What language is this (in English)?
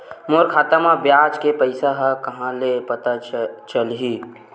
Chhattisgarhi